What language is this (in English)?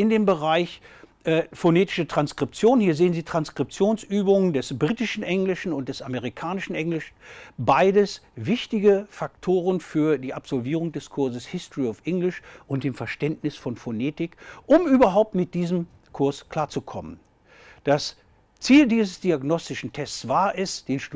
German